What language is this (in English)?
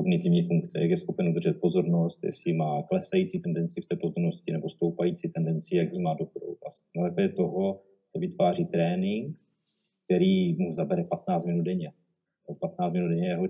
Czech